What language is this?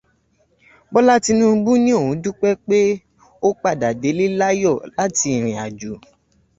Yoruba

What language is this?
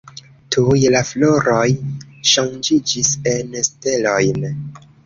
Esperanto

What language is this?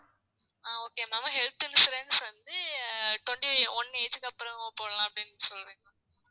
Tamil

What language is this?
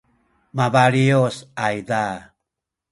Sakizaya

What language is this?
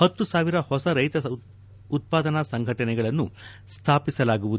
Kannada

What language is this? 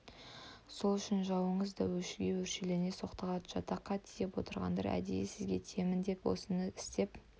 Kazakh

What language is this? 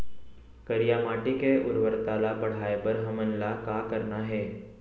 Chhattisgarhi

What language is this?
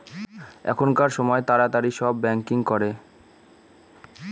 Bangla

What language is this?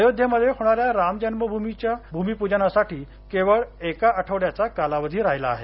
Marathi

